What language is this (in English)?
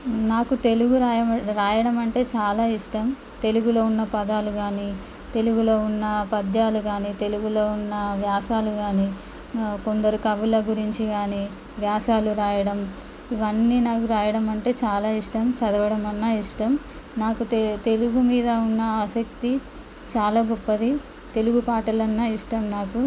Telugu